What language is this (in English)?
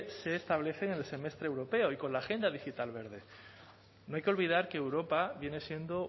Spanish